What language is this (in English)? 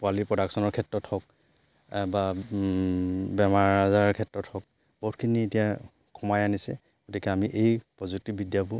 Assamese